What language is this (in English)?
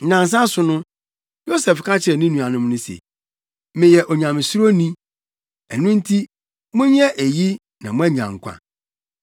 Akan